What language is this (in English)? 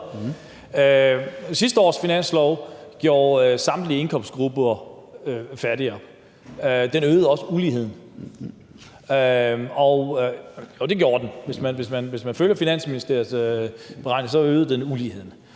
Danish